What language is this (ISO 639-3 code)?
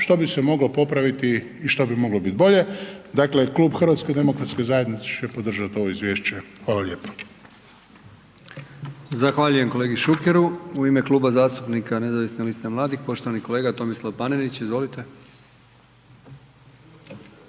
hrv